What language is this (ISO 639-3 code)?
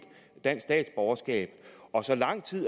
dan